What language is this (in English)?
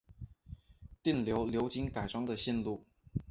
Chinese